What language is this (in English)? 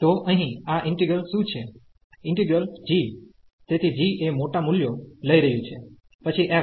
Gujarati